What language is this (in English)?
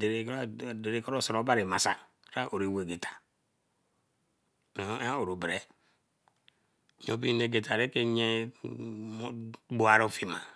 Eleme